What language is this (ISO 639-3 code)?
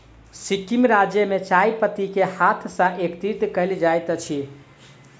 mai